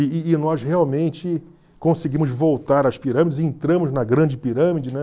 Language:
Portuguese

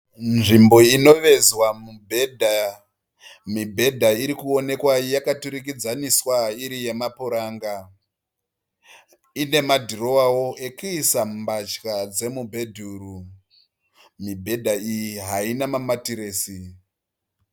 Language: Shona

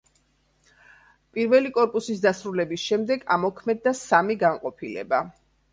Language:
Georgian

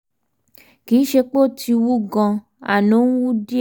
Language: Yoruba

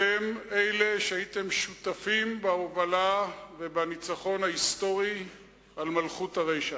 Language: Hebrew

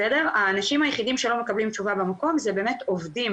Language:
Hebrew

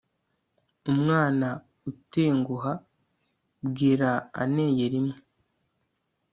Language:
Kinyarwanda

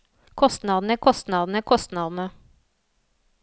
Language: Norwegian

